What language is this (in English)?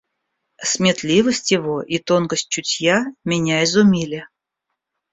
Russian